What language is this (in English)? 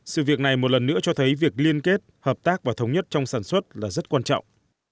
Vietnamese